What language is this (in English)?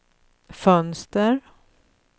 Swedish